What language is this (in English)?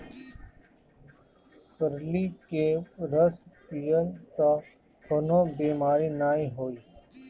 Bhojpuri